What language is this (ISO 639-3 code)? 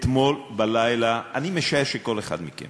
heb